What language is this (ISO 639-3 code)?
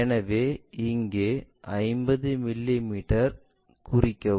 tam